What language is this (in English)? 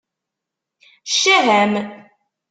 Kabyle